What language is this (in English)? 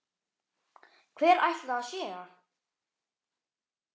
Icelandic